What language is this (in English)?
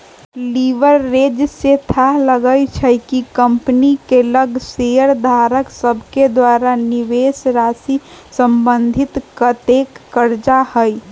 Magahi